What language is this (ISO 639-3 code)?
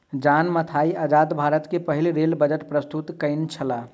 mai